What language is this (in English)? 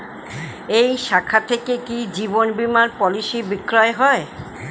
Bangla